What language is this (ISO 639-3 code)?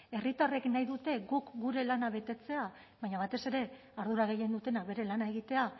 eus